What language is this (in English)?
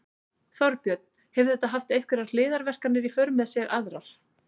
Icelandic